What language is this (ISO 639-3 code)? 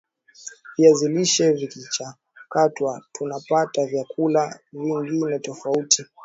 swa